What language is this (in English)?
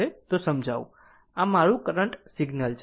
Gujarati